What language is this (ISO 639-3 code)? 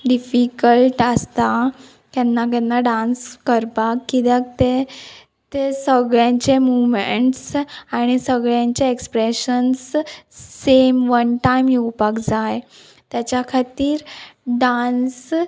kok